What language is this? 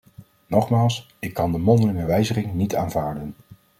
Dutch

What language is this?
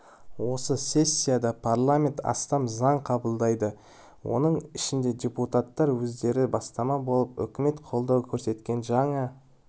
Kazakh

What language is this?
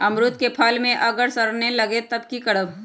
Magahi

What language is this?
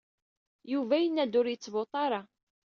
Kabyle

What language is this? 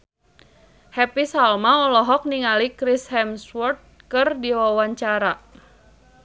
Sundanese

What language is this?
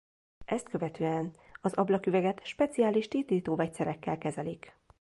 Hungarian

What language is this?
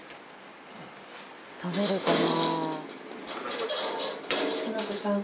Japanese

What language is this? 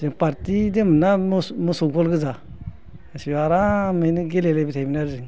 Bodo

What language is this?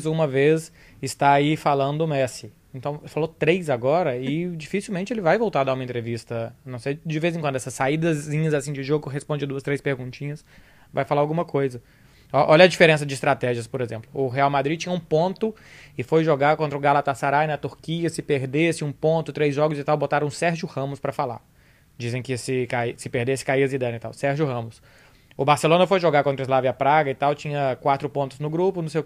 Portuguese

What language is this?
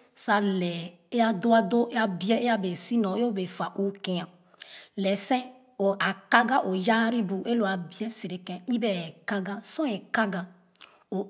Khana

